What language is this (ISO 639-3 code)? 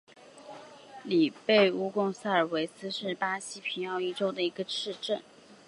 zho